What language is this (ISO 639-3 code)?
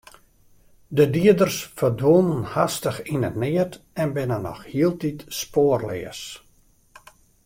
fry